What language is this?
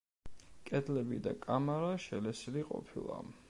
Georgian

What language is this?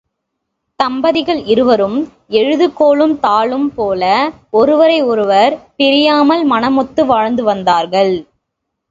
Tamil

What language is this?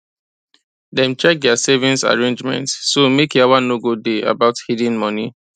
Nigerian Pidgin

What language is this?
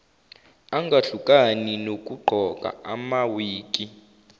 Zulu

